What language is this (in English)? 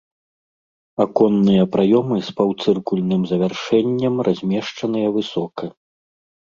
Belarusian